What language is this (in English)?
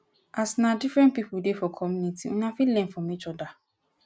Nigerian Pidgin